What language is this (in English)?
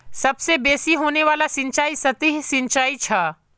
Magahi